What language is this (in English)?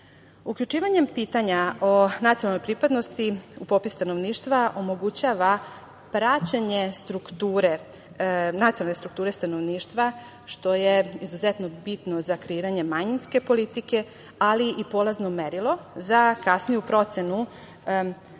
Serbian